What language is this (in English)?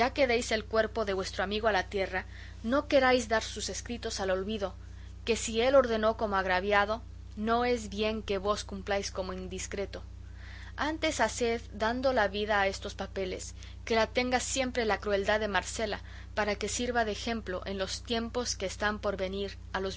Spanish